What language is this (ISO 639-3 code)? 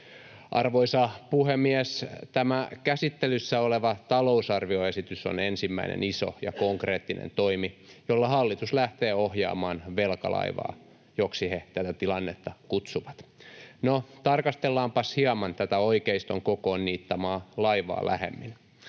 fin